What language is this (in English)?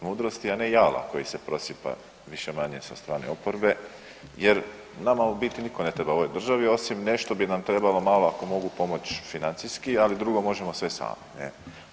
Croatian